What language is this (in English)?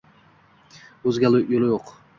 Uzbek